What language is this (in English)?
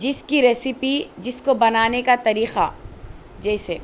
Urdu